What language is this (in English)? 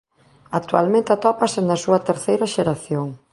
Galician